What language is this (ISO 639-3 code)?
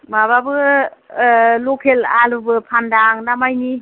brx